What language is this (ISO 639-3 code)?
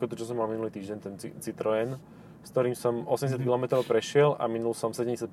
slk